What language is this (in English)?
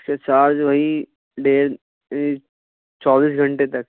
Urdu